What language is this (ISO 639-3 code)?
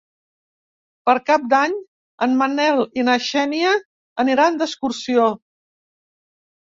cat